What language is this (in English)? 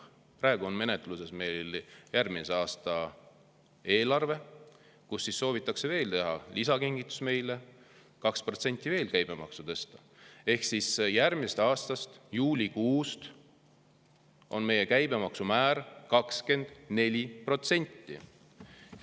Estonian